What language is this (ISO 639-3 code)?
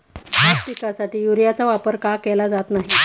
mar